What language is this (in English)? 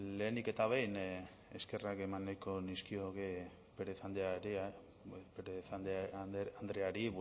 Basque